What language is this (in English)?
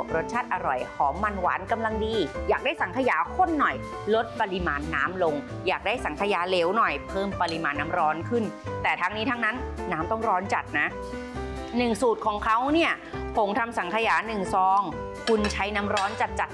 Thai